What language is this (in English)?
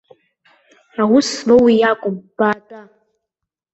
Abkhazian